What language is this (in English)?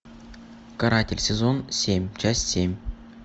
Russian